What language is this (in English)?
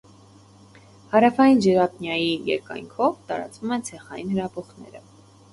Armenian